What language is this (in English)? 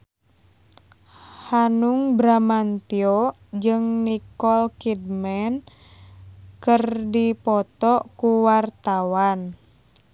Sundanese